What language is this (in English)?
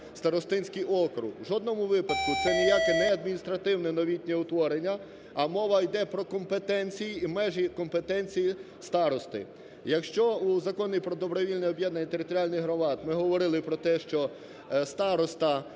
Ukrainian